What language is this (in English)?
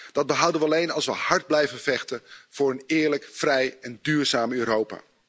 Dutch